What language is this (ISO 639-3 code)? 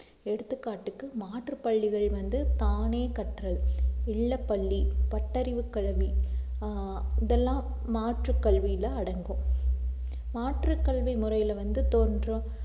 tam